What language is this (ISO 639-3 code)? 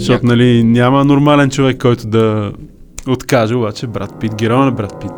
bul